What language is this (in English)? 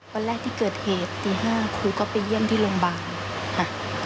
Thai